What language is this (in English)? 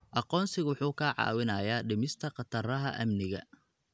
Somali